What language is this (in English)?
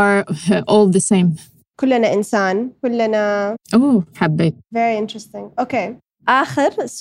Arabic